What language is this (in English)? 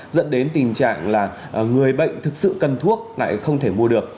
Vietnamese